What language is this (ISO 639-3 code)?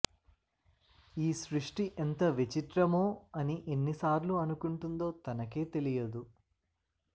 tel